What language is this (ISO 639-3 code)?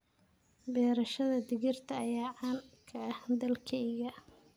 som